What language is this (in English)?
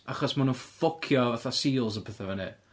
Welsh